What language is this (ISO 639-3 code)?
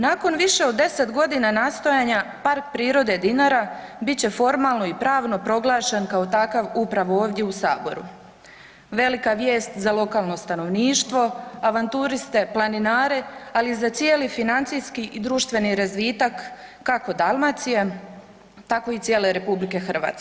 hrv